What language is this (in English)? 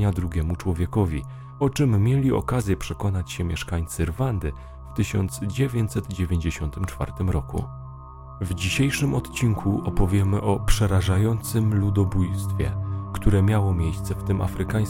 Polish